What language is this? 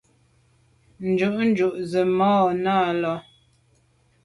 Medumba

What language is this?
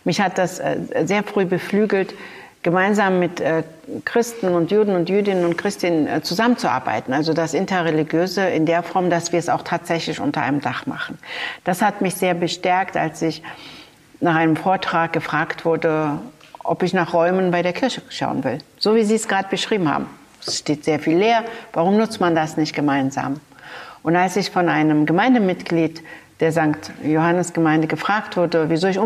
German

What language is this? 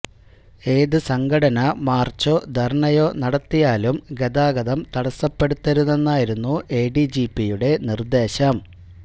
Malayalam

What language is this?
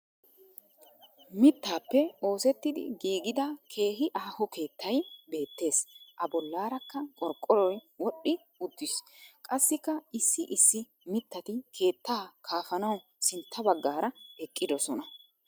Wolaytta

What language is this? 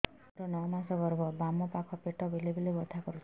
Odia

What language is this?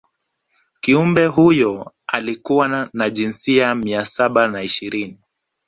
Swahili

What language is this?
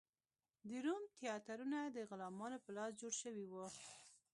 Pashto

